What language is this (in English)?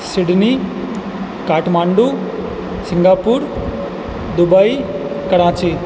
Maithili